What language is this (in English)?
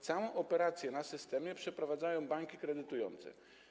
Polish